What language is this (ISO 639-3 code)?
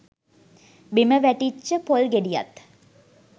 sin